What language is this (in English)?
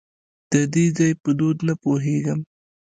Pashto